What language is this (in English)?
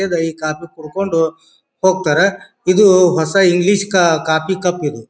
Kannada